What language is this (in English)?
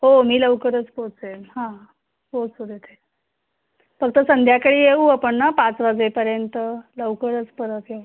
Marathi